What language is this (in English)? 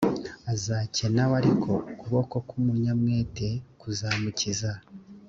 Kinyarwanda